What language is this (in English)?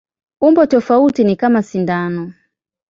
Swahili